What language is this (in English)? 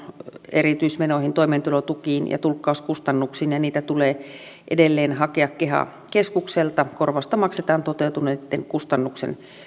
Finnish